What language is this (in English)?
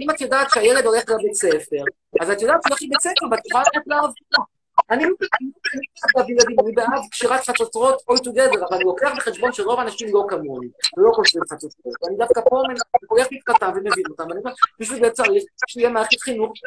Hebrew